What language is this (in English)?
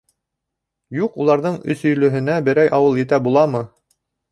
Bashkir